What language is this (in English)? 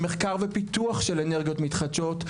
Hebrew